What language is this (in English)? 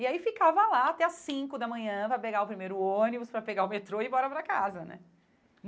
Portuguese